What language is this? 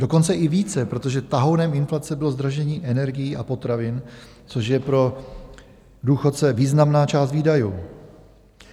Czech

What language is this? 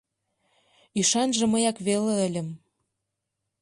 Mari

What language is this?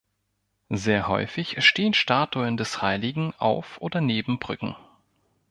German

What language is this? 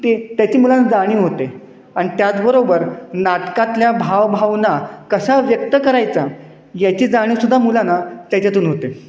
Marathi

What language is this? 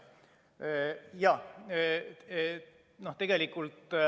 Estonian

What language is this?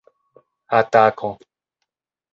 Esperanto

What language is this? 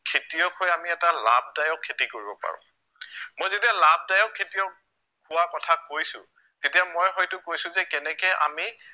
Assamese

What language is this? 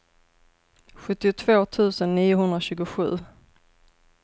Swedish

